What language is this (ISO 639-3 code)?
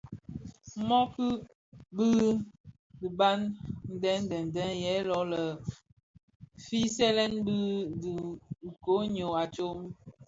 ksf